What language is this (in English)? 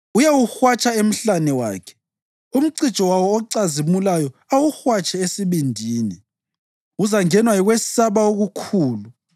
North Ndebele